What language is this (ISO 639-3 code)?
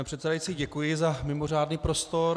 ces